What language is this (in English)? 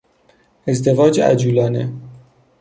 Persian